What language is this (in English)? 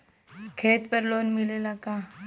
Bhojpuri